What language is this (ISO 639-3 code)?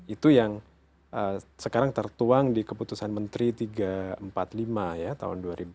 ind